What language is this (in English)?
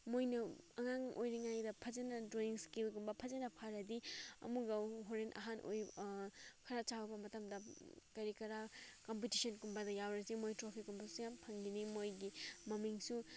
Manipuri